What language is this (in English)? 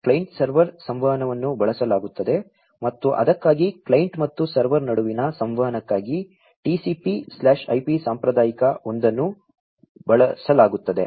Kannada